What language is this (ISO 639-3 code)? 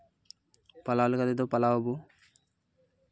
sat